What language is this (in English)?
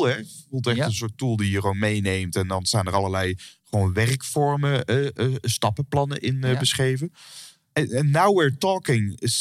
Dutch